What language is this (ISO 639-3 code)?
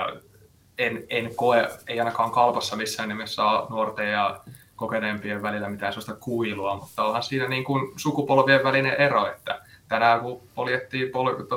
fin